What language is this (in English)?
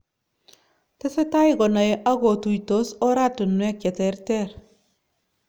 Kalenjin